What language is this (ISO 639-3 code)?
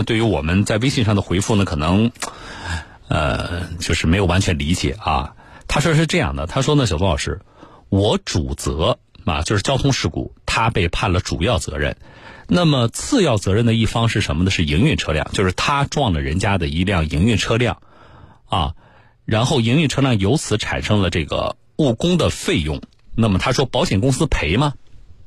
zho